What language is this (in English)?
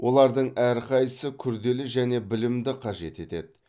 Kazakh